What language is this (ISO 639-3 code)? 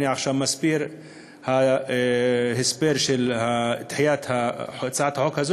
heb